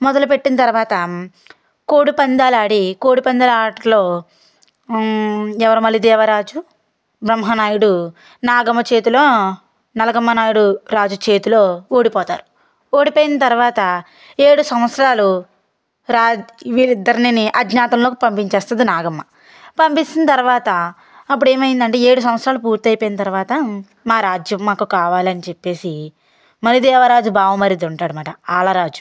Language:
Telugu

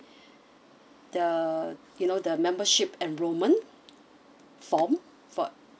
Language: English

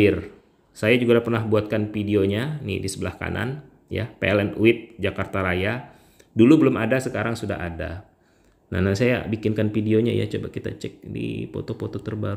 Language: Indonesian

